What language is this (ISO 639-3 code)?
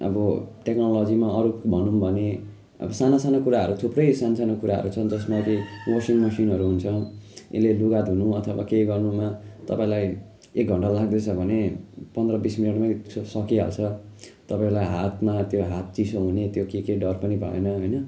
nep